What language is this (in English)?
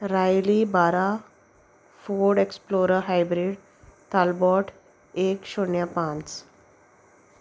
Konkani